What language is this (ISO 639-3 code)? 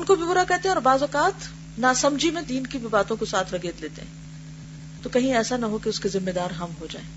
urd